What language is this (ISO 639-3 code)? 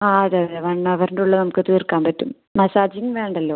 mal